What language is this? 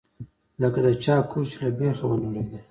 Pashto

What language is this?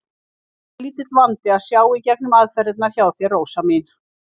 Icelandic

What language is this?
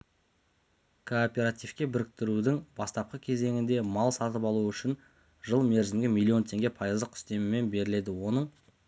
Kazakh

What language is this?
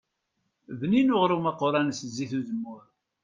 Kabyle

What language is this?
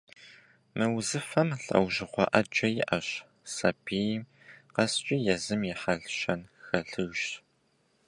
Kabardian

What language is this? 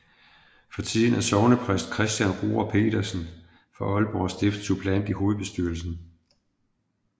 Danish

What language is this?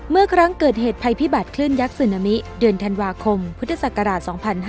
Thai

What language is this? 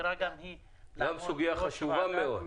Hebrew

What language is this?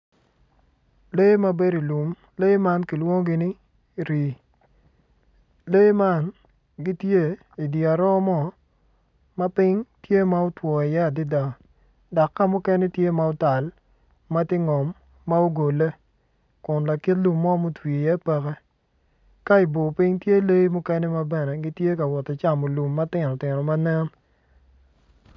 Acoli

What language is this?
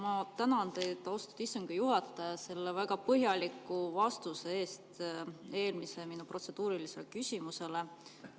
Estonian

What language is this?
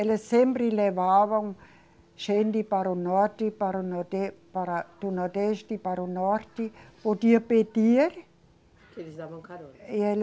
Portuguese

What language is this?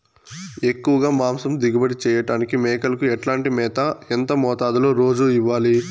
Telugu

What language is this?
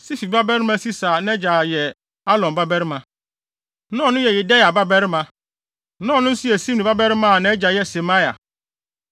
Akan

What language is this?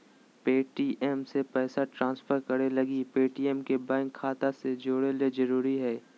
Magahi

